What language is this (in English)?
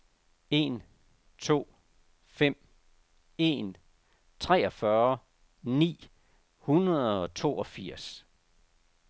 Danish